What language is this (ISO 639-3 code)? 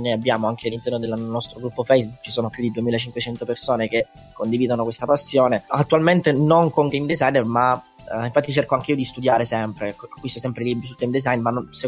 ita